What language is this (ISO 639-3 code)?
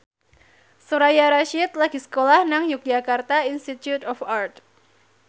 jav